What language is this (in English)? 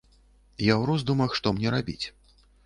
Belarusian